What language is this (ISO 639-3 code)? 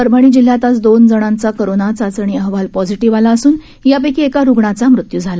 mar